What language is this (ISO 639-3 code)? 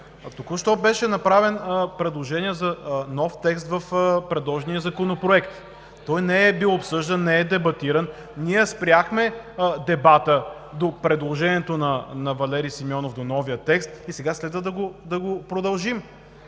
bul